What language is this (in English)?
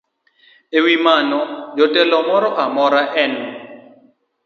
Luo (Kenya and Tanzania)